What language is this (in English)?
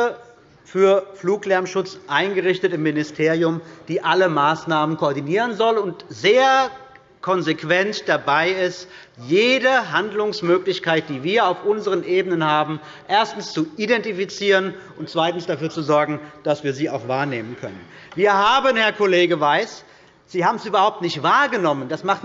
German